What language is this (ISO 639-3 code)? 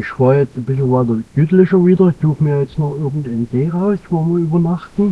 deu